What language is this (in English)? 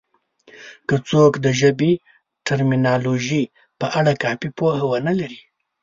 Pashto